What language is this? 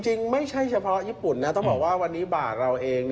Thai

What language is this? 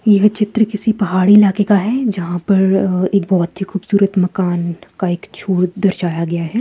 Hindi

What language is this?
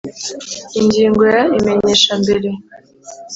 Kinyarwanda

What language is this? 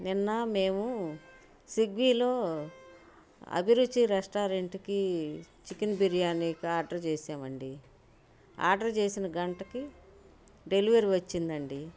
Telugu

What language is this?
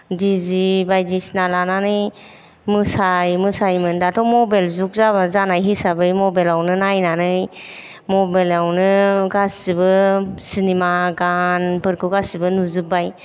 Bodo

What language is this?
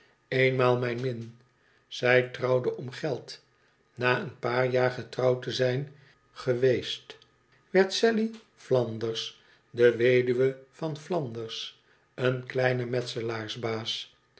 Dutch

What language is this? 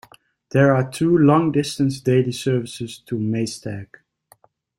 English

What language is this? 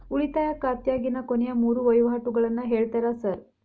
Kannada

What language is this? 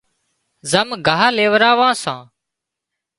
Wadiyara Koli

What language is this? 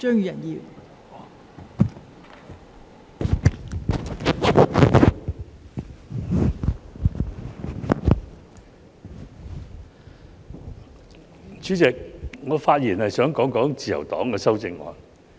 Cantonese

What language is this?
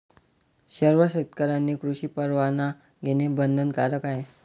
Marathi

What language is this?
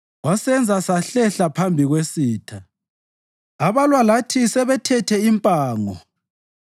North Ndebele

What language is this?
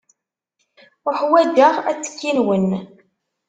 Kabyle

